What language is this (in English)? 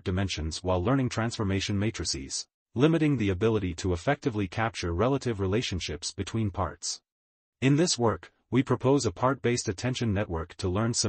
English